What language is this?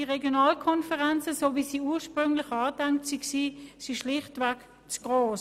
Swiss German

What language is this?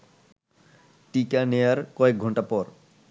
Bangla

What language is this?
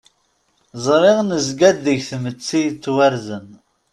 Kabyle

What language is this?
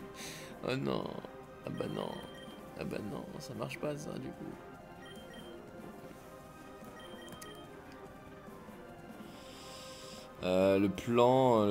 French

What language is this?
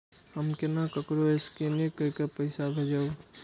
Maithili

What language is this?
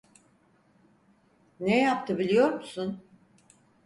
Turkish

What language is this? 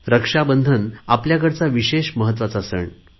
Marathi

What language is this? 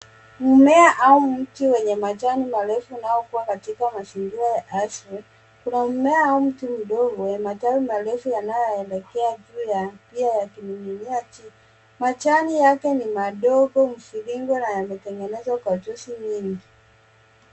Swahili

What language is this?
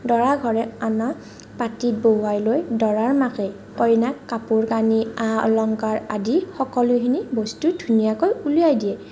Assamese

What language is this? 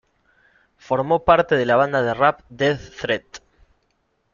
Spanish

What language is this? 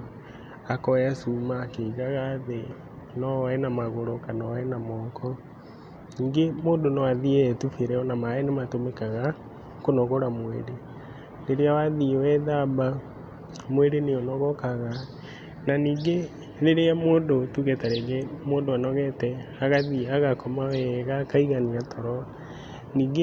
Kikuyu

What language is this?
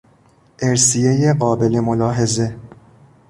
Persian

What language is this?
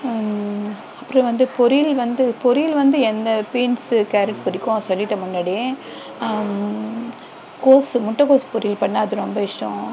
Tamil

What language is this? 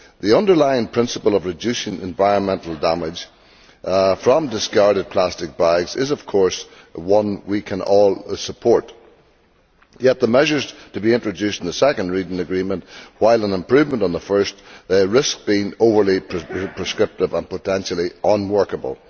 English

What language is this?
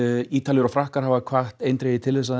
Icelandic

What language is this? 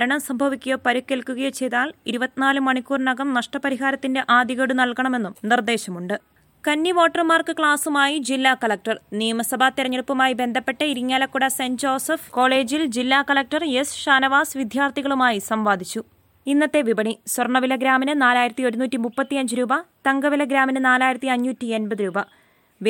Malayalam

